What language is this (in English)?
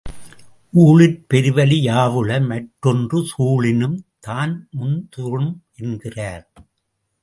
Tamil